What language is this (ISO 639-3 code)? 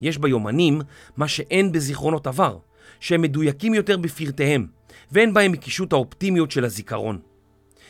heb